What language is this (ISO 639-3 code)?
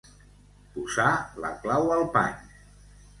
cat